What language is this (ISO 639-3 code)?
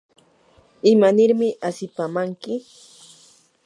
qur